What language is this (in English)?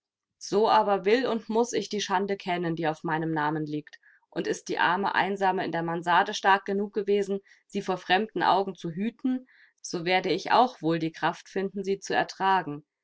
German